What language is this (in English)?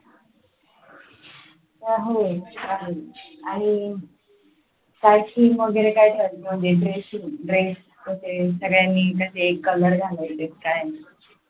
Marathi